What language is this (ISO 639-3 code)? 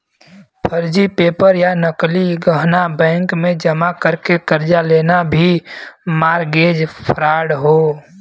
bho